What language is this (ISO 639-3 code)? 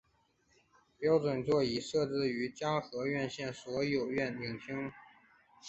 zho